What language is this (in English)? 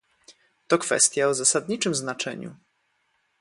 Polish